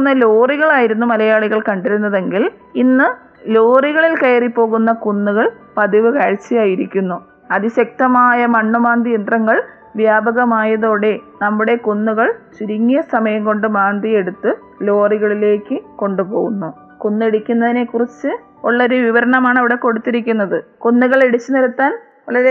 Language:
Malayalam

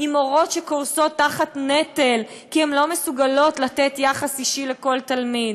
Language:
Hebrew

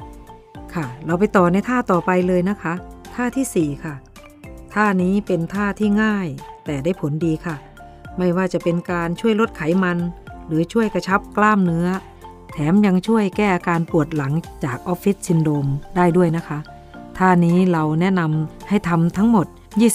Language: Thai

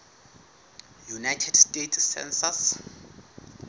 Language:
Southern Sotho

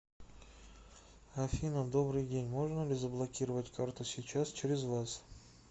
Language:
Russian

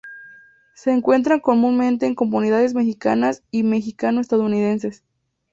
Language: Spanish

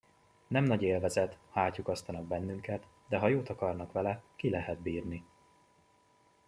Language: Hungarian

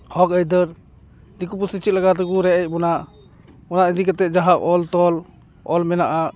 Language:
Santali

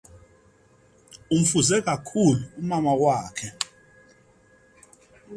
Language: Xhosa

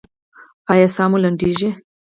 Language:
Pashto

